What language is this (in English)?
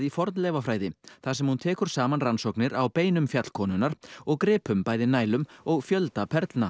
Icelandic